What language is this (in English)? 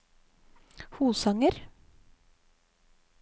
Norwegian